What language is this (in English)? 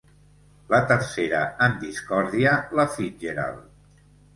Catalan